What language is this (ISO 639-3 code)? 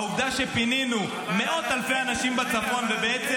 heb